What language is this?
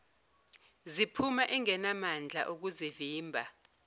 Zulu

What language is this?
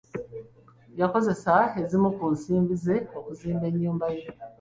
Ganda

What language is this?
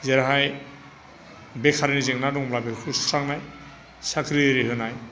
Bodo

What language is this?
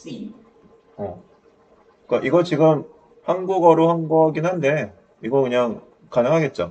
Korean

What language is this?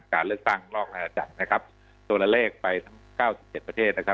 Thai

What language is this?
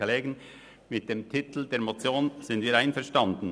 Swiss German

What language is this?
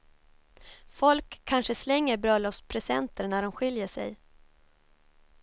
Swedish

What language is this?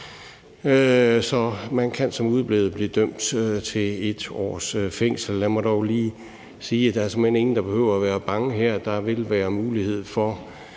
Danish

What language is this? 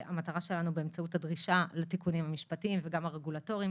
Hebrew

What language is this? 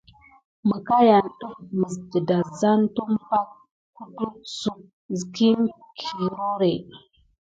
Gidar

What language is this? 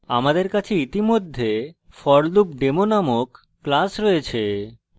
Bangla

